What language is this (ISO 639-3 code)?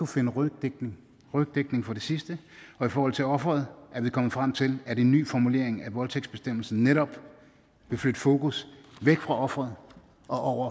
dan